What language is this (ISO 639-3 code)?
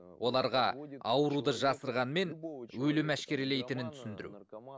kaz